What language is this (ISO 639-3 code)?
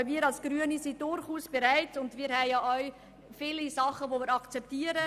gsw